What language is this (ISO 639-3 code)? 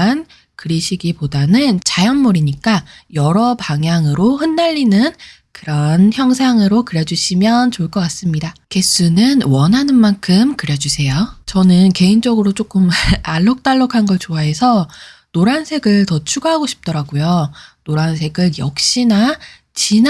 kor